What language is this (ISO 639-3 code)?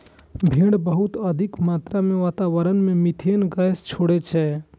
mai